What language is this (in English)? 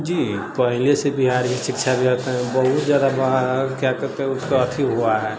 Maithili